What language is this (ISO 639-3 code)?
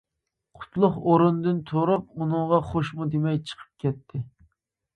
uig